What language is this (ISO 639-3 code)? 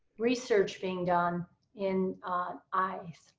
eng